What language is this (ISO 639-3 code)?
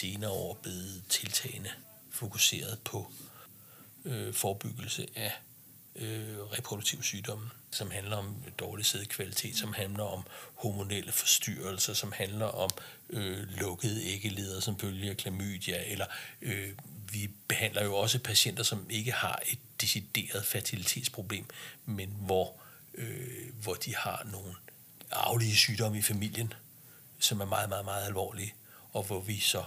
dan